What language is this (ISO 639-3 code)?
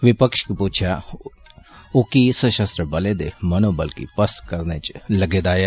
doi